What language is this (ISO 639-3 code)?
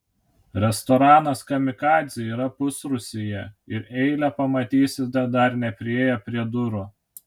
lit